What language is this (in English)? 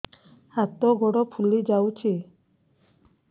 Odia